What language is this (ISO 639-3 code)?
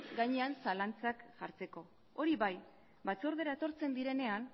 eus